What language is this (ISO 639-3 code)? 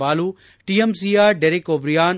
kan